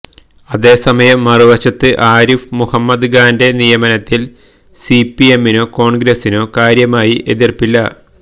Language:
Malayalam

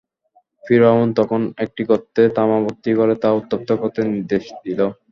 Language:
Bangla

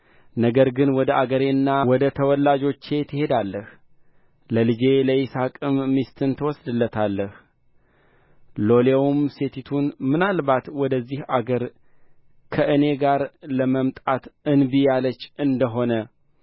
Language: Amharic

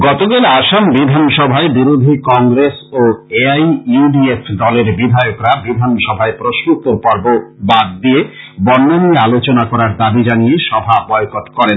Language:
Bangla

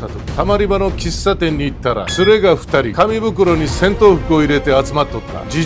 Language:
Japanese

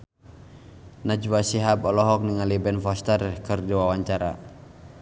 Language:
Sundanese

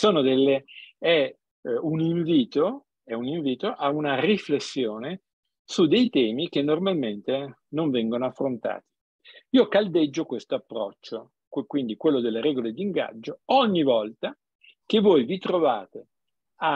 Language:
Italian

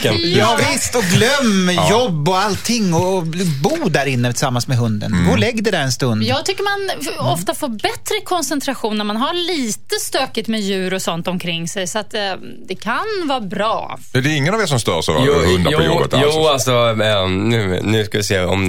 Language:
Swedish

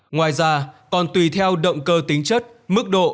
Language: Vietnamese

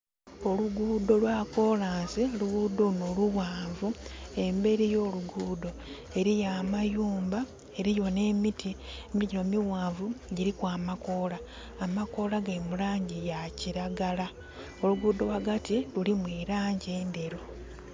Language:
Soga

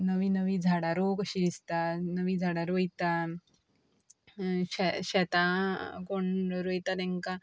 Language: Konkani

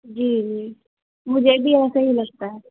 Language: Urdu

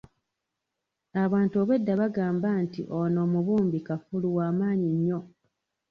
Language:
Ganda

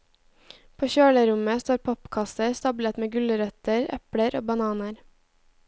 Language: Norwegian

